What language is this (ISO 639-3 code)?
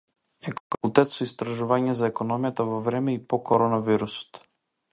mkd